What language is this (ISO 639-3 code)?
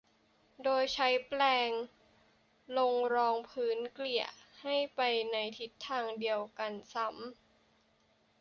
tha